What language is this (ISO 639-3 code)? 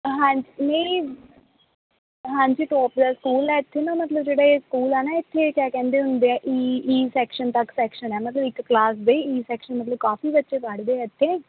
pan